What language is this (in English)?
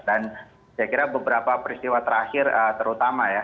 Indonesian